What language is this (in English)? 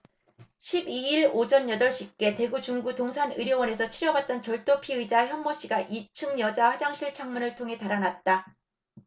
Korean